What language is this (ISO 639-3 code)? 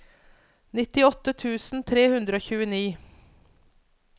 nor